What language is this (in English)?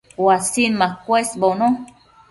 Matsés